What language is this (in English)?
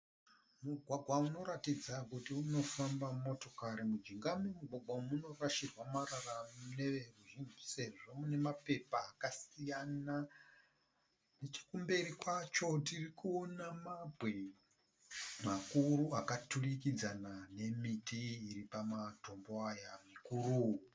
Shona